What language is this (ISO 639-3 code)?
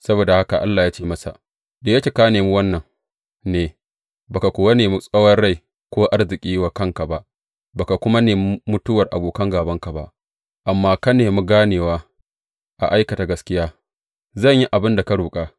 hau